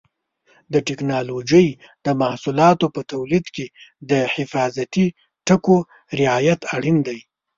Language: Pashto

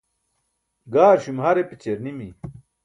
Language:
Burushaski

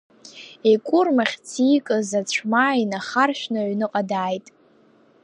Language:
Abkhazian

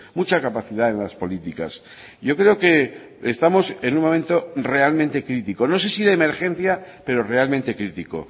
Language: Spanish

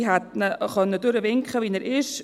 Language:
Swiss German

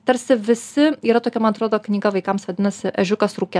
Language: Lithuanian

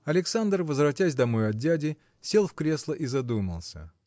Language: Russian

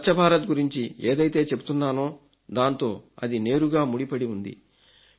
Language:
Telugu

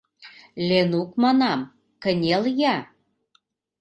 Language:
Mari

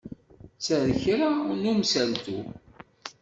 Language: Kabyle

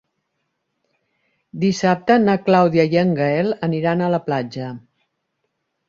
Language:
Catalan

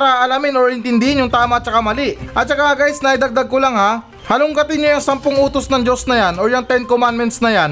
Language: Filipino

